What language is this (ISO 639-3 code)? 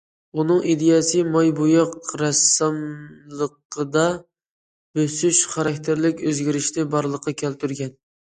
uig